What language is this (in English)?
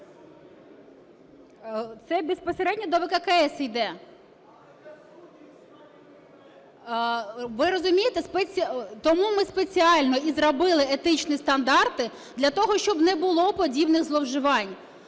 Ukrainian